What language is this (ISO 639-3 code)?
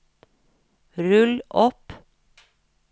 nor